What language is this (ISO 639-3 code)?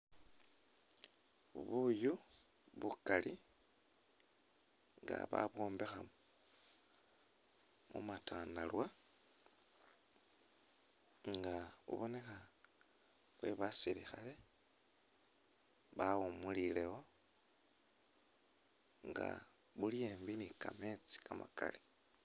myx